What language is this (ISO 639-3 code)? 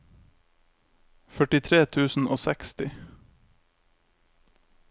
nor